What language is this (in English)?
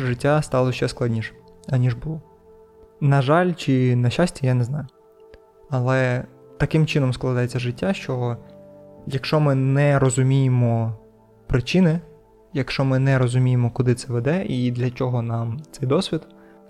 Ukrainian